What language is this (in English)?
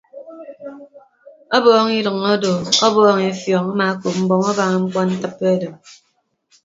Ibibio